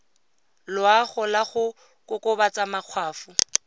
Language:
Tswana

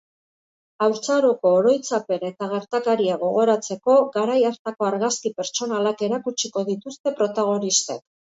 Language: Basque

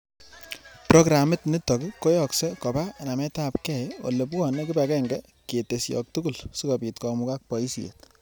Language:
Kalenjin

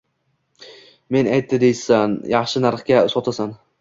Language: Uzbek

